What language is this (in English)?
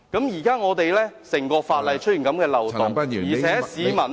Cantonese